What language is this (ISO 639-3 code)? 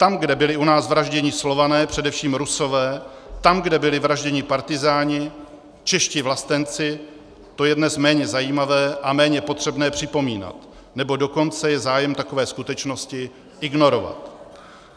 ces